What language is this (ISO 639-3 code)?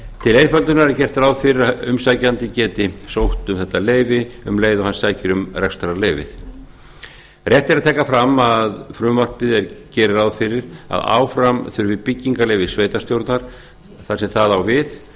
isl